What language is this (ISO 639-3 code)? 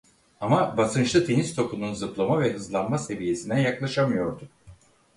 tur